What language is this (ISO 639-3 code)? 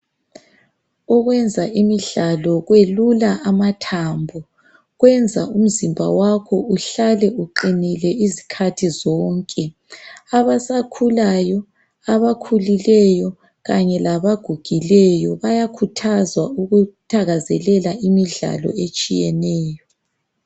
nde